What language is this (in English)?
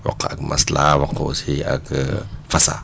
Wolof